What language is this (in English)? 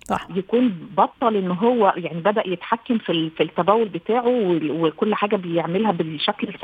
Arabic